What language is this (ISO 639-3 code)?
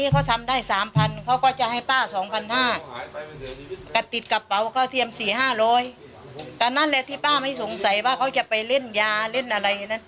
tha